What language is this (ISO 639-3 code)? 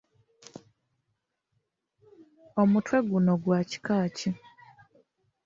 lug